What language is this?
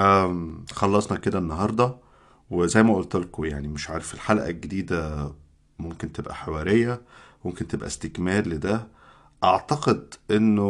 Arabic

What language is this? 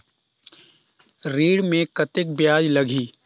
Chhattisgarhi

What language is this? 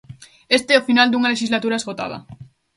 Galician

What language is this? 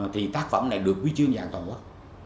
Vietnamese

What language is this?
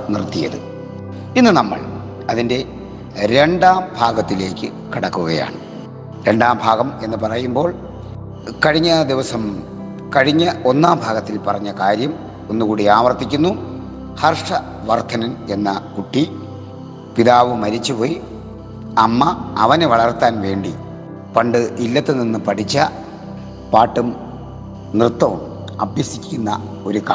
Malayalam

